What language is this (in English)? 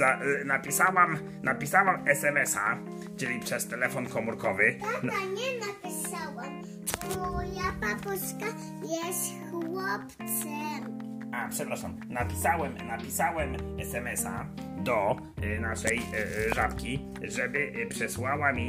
Polish